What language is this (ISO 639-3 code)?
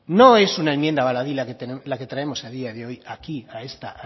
spa